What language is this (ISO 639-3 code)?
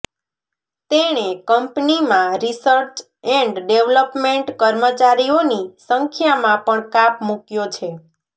guj